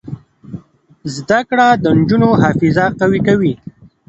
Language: Pashto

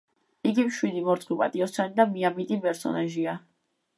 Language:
Georgian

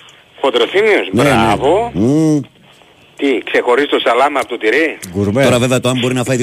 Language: Greek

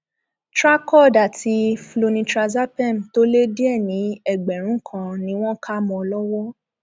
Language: Yoruba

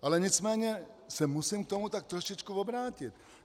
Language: Czech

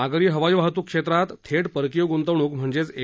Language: Marathi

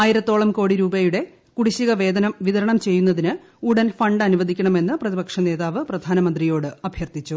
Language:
Malayalam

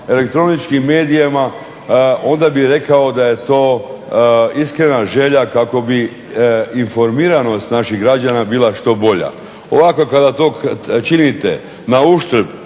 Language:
Croatian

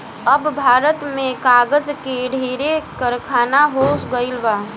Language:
Bhojpuri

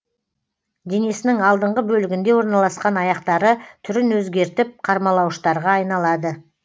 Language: Kazakh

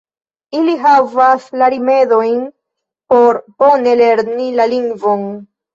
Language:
Esperanto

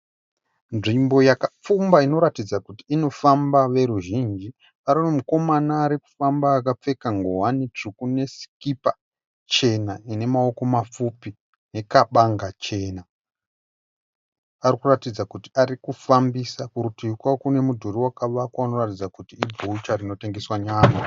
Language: Shona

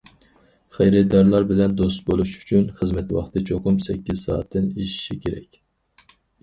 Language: Uyghur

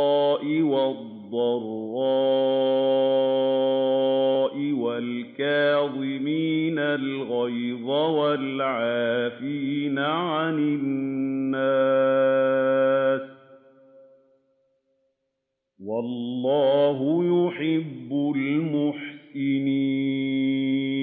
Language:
Arabic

